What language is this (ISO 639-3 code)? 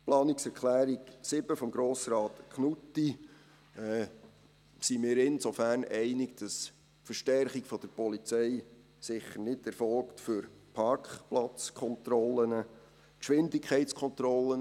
gsw